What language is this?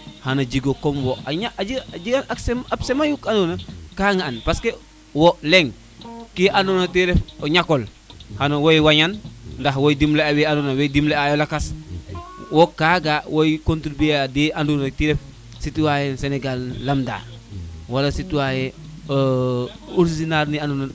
Serer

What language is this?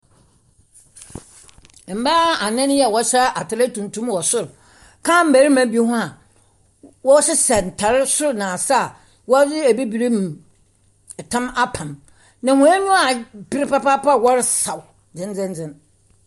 Akan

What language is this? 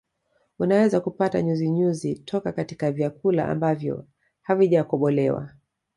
Swahili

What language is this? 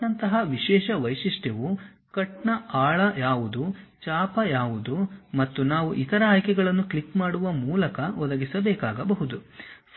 Kannada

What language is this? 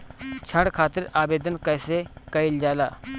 Bhojpuri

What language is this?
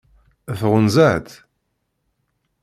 Kabyle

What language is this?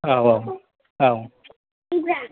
Bodo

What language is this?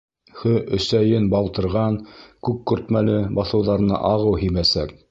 Bashkir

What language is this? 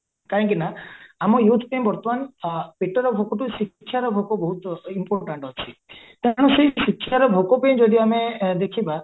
Odia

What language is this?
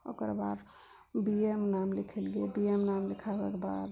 Maithili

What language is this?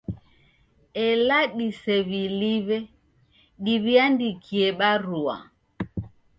Taita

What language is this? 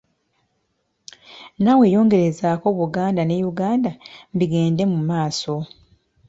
Ganda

